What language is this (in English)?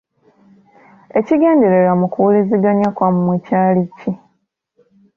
Ganda